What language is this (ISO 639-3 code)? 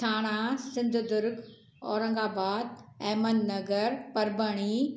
snd